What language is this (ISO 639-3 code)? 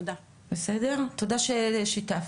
heb